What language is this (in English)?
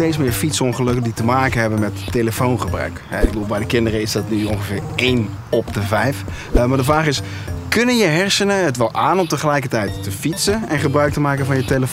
Dutch